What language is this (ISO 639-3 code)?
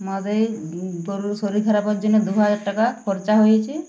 ben